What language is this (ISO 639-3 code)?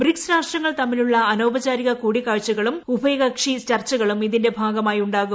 mal